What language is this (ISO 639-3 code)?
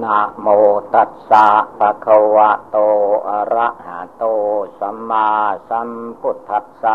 tha